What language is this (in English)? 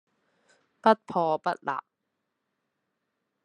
Cantonese